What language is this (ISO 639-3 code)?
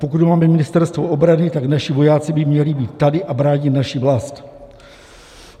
ces